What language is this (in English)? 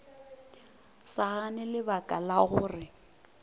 Northern Sotho